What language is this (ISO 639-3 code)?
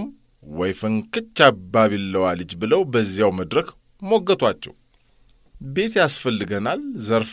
ara